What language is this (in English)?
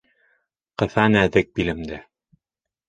Bashkir